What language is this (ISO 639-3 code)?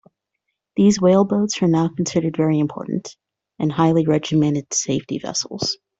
eng